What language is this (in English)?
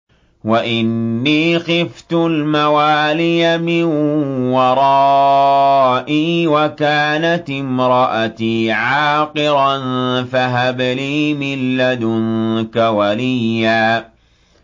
Arabic